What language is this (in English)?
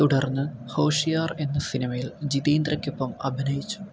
Malayalam